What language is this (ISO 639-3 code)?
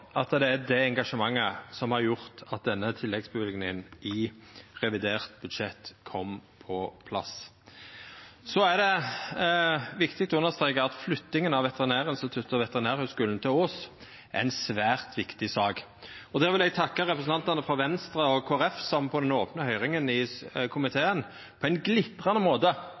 nno